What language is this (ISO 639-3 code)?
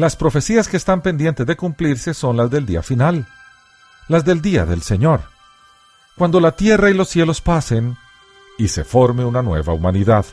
spa